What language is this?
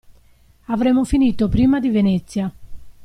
Italian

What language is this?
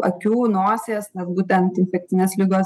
Lithuanian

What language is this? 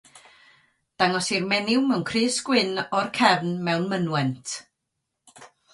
Welsh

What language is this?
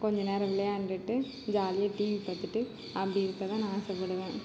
Tamil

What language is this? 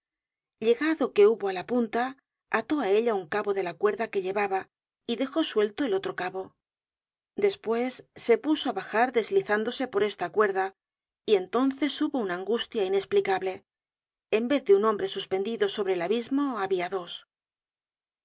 Spanish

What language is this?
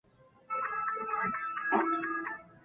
Chinese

